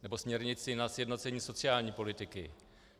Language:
Czech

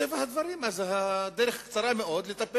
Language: Hebrew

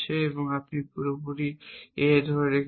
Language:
Bangla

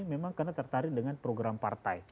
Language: Indonesian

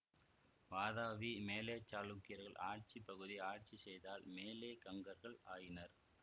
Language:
Tamil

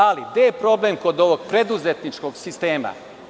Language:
Serbian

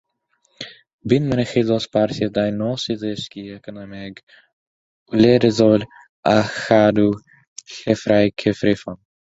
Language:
Welsh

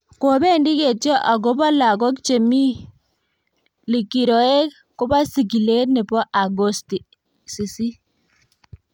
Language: Kalenjin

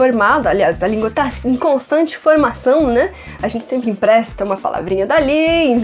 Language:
Portuguese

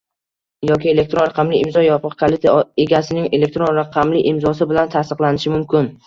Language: Uzbek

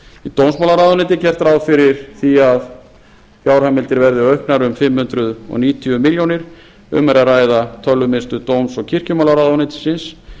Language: Icelandic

